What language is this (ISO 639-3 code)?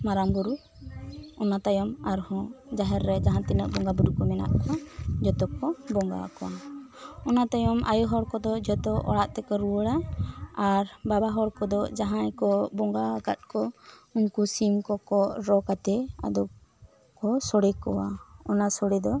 sat